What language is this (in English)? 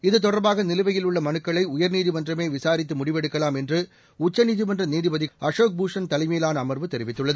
Tamil